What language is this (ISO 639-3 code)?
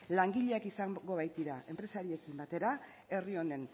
eus